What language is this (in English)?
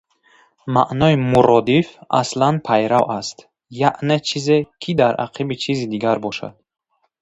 Tajik